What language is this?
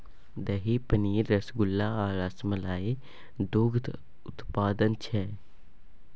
Maithili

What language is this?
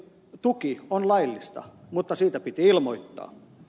Finnish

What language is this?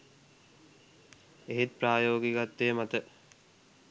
Sinhala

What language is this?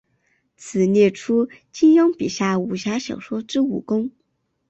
Chinese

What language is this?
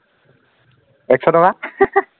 Assamese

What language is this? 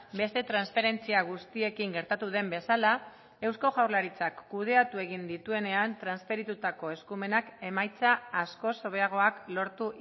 Basque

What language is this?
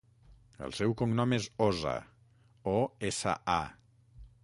Catalan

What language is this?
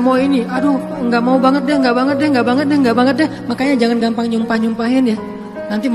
Indonesian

